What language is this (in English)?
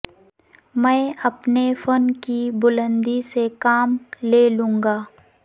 Urdu